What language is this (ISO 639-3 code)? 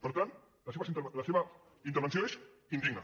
cat